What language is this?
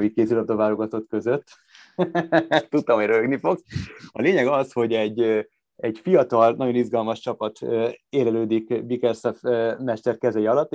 Hungarian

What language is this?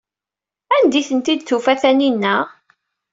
Kabyle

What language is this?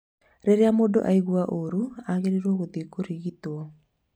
Kikuyu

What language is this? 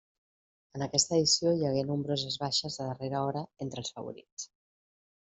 Catalan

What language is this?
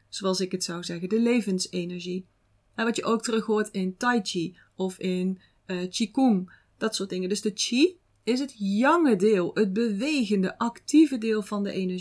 Dutch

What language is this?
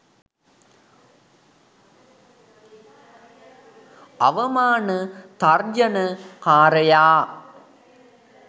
Sinhala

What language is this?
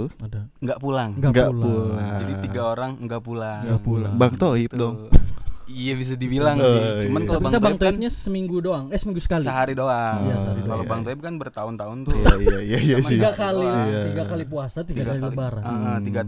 Indonesian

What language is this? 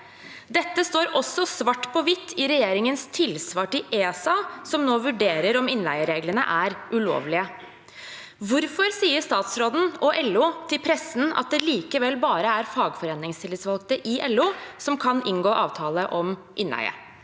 Norwegian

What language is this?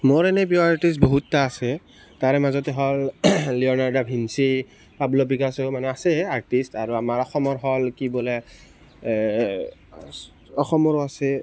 Assamese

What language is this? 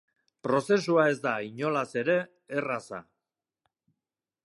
Basque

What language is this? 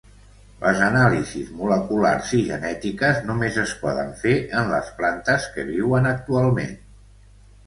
Catalan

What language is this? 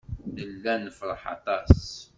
Kabyle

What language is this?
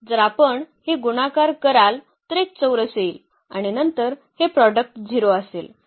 Marathi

